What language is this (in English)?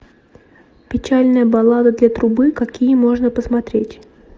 Russian